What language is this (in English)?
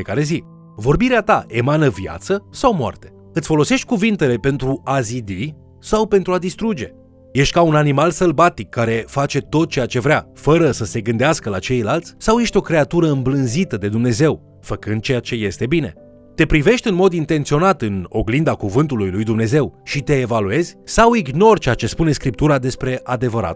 Romanian